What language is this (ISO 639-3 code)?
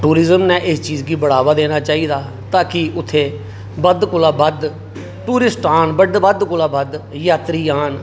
doi